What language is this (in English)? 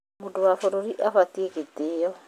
Kikuyu